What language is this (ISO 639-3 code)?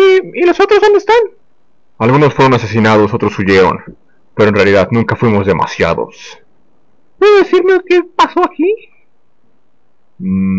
spa